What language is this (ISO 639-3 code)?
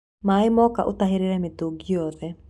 kik